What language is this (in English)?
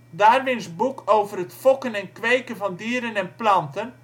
Dutch